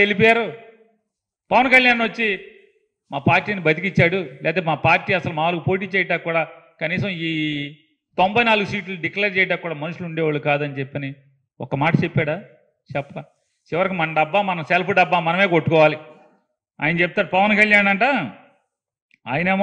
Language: Telugu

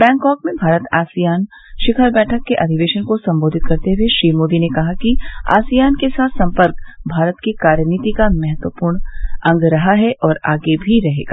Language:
Hindi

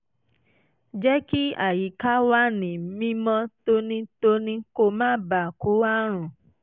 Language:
Yoruba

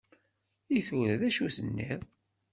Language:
Kabyle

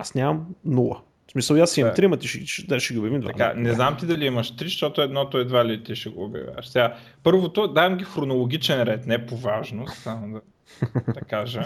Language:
Bulgarian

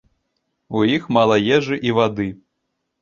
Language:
Belarusian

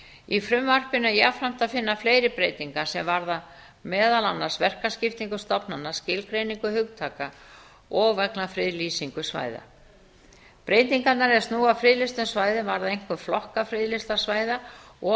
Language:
Icelandic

